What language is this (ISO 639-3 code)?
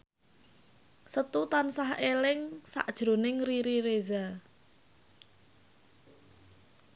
jav